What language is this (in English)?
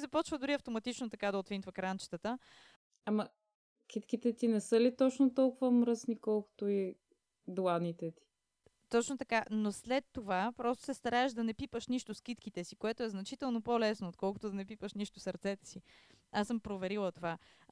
Bulgarian